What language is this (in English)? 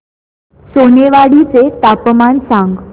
Marathi